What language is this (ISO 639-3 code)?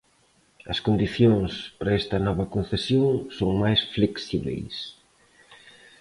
glg